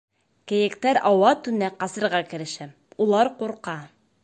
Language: Bashkir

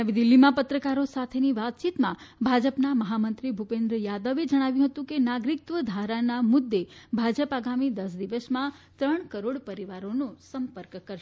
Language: Gujarati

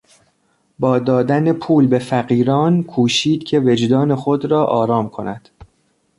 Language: Persian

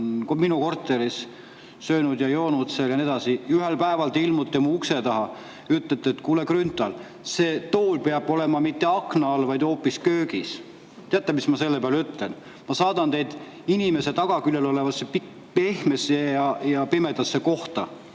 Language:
Estonian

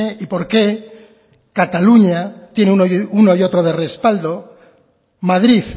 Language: Spanish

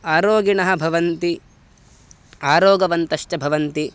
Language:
Sanskrit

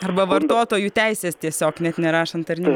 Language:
Lithuanian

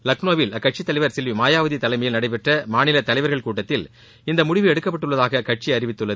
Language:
Tamil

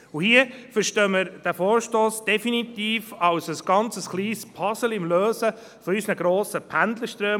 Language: Swiss German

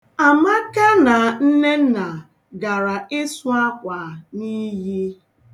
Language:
Igbo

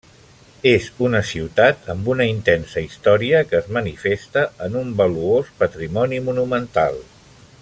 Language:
Catalan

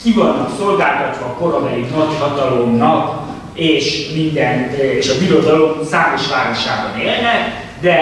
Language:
Hungarian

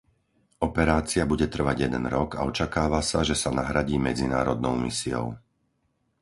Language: Slovak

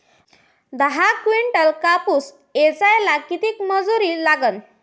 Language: Marathi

